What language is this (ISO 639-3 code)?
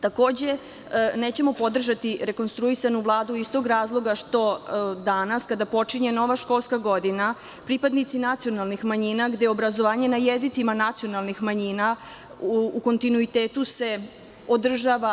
srp